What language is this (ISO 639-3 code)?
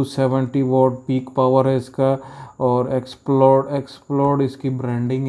por